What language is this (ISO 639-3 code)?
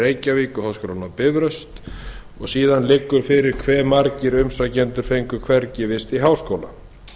isl